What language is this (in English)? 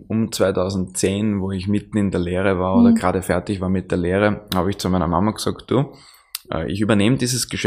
German